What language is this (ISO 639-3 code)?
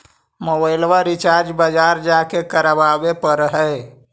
mag